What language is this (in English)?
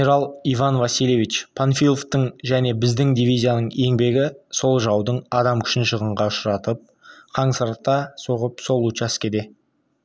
Kazakh